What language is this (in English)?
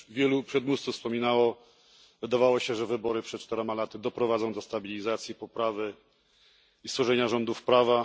Polish